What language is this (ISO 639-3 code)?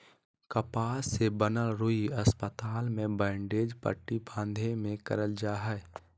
mag